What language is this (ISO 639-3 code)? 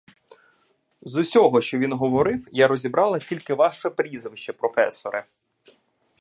ukr